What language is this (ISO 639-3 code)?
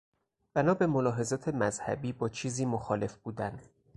fas